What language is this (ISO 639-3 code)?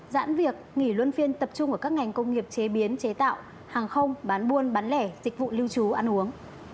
vie